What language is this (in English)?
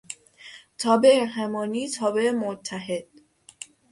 Persian